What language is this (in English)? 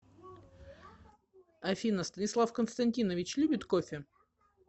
Russian